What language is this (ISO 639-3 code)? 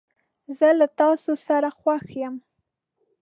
pus